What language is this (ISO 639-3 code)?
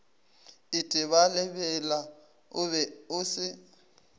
nso